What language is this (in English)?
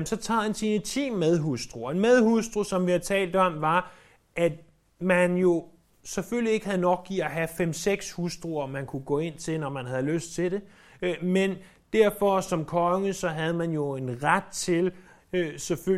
Danish